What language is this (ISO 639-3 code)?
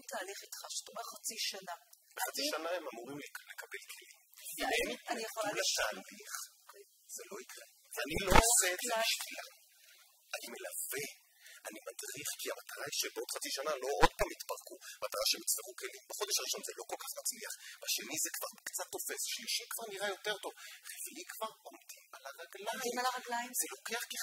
heb